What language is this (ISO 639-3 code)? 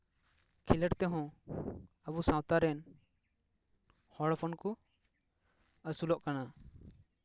sat